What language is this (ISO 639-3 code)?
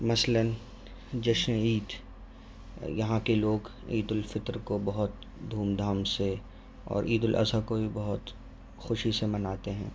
urd